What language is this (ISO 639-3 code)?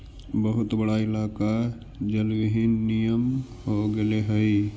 mag